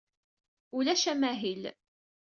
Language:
Kabyle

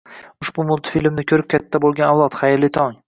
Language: Uzbek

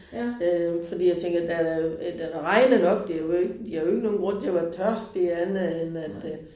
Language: Danish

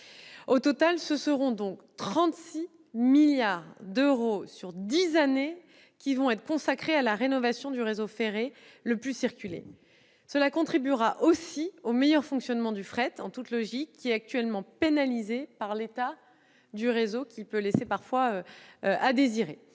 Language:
French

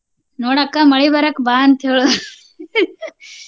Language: Kannada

